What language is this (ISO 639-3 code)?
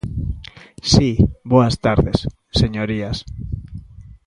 glg